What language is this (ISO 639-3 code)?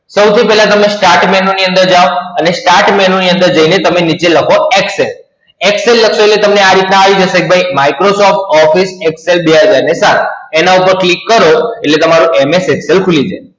guj